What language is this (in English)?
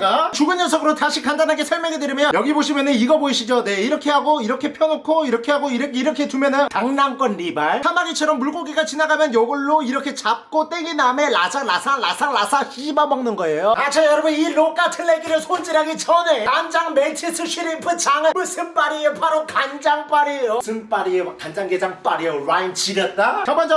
Korean